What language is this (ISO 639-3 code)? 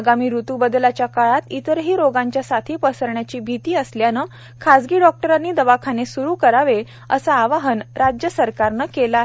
mar